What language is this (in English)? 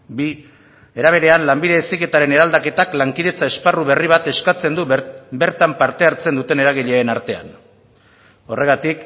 Basque